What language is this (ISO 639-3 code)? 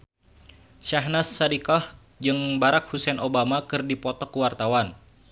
sun